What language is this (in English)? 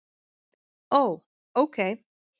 Icelandic